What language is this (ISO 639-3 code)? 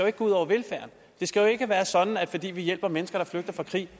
dan